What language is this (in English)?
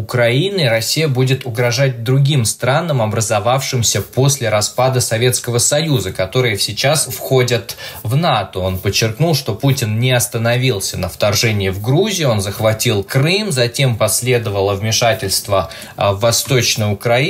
Russian